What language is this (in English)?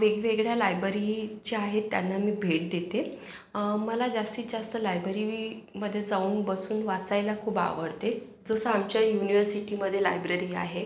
Marathi